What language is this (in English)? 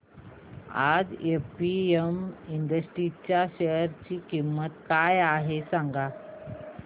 Marathi